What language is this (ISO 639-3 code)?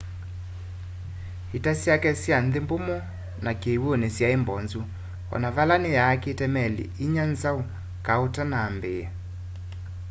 kam